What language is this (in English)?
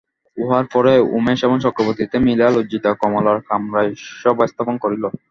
Bangla